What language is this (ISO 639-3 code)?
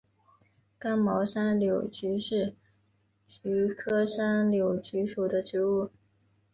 zho